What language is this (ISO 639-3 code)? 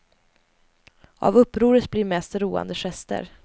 swe